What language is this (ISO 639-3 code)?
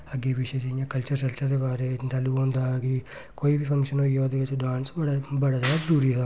doi